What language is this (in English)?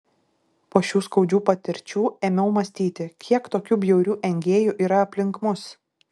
Lithuanian